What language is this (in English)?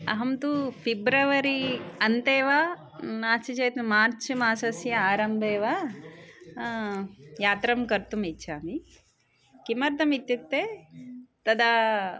Sanskrit